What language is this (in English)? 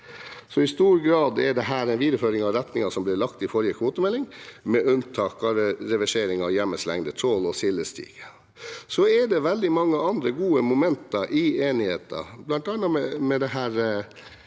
Norwegian